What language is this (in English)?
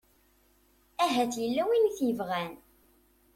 Kabyle